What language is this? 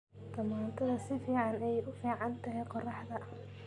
Somali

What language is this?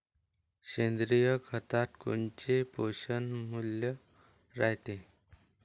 Marathi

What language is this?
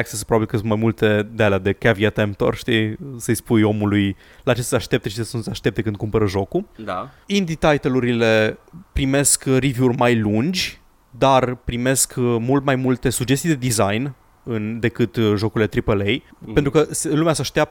Romanian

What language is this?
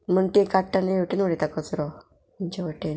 Konkani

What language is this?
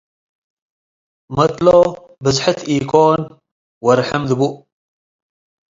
Tigre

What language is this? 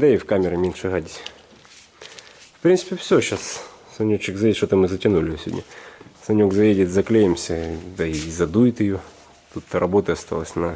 Russian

